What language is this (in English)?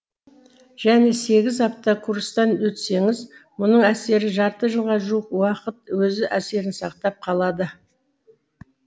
Kazakh